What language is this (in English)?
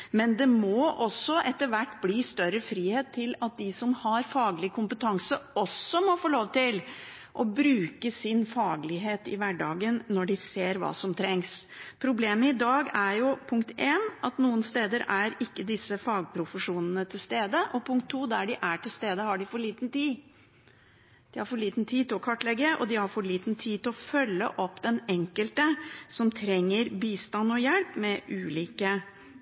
Norwegian Bokmål